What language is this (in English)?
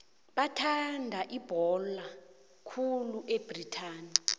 South Ndebele